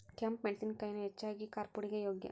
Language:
Kannada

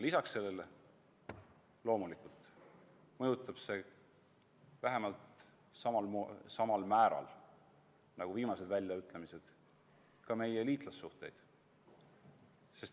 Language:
Estonian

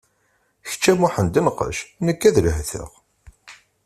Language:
Kabyle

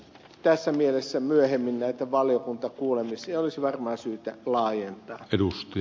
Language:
Finnish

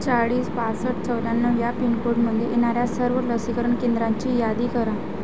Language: Marathi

